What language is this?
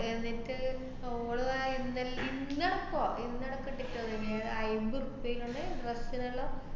Malayalam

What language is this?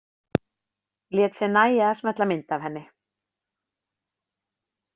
Icelandic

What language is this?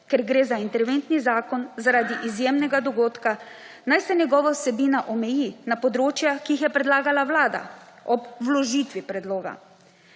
Slovenian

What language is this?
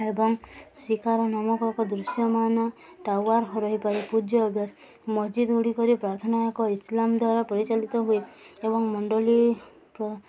Odia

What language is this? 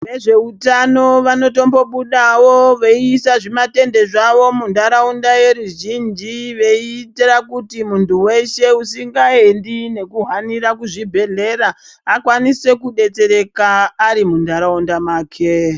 Ndau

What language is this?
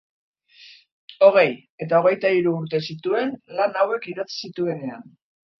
Basque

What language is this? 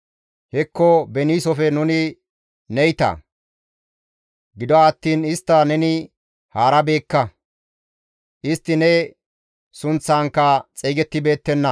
Gamo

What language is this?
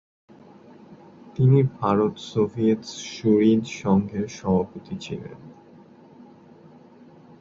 Bangla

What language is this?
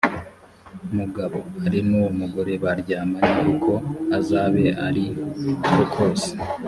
Kinyarwanda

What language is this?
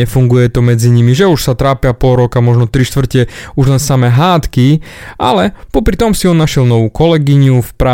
Slovak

